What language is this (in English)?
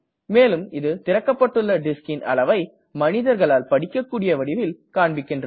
Tamil